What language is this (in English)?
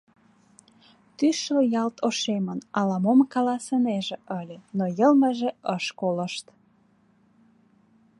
Mari